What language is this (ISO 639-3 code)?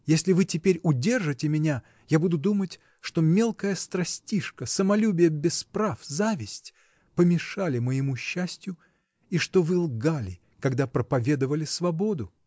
rus